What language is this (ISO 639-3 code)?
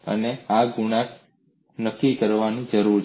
guj